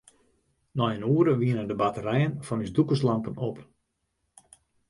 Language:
Western Frisian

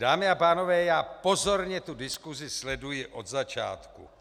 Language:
Czech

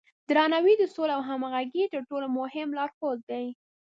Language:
Pashto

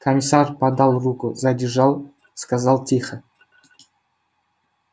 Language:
Russian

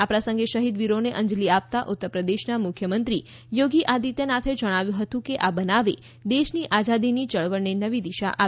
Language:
Gujarati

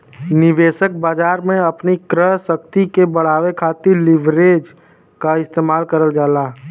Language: Bhojpuri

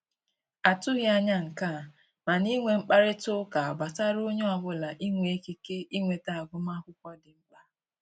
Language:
Igbo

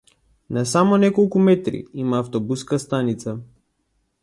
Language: Macedonian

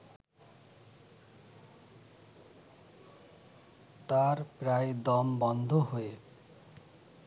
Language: Bangla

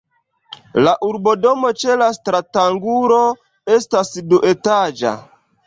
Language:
Esperanto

